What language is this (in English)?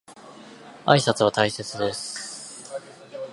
Japanese